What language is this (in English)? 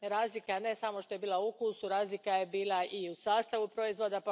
Croatian